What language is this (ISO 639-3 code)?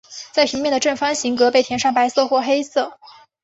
zho